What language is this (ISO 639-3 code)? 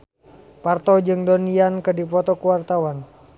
sun